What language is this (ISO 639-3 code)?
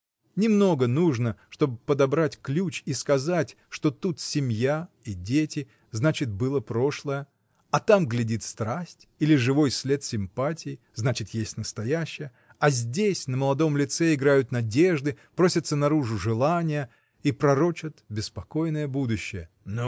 rus